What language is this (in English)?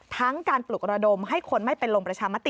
Thai